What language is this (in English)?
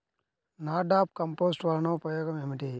Telugu